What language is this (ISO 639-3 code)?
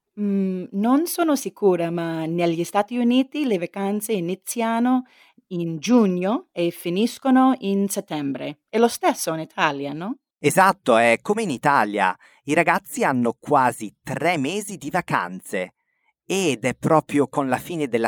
ita